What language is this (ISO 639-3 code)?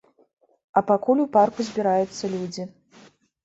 bel